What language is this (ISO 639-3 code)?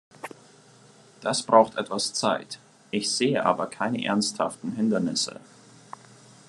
deu